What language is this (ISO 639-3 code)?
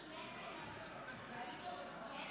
heb